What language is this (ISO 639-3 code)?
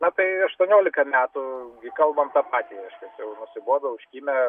lit